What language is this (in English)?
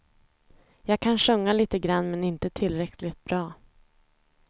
Swedish